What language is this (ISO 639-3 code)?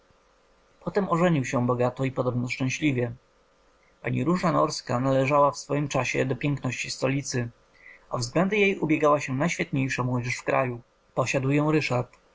pol